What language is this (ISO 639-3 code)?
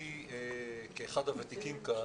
heb